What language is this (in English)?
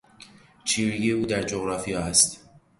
Persian